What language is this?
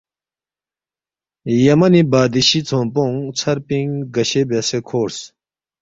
Balti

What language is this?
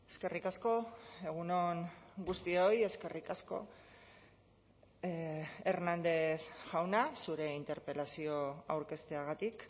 Basque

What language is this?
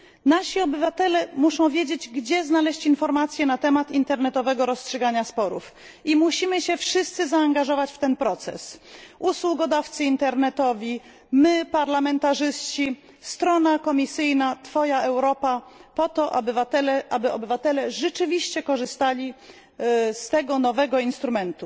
Polish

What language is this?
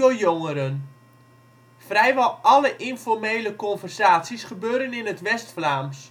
Dutch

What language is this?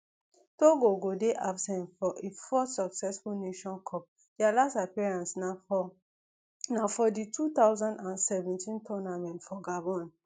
Nigerian Pidgin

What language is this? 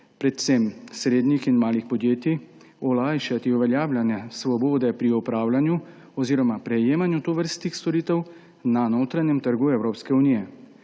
Slovenian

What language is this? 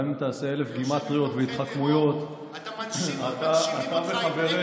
Hebrew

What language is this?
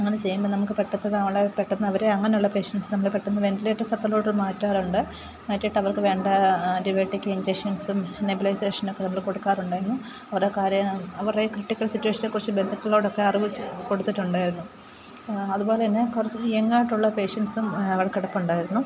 Malayalam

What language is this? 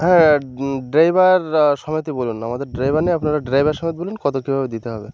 Bangla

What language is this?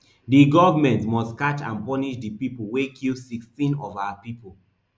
Nigerian Pidgin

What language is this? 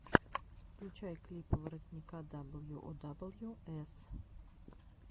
Russian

